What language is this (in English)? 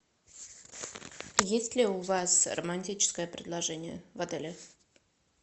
Russian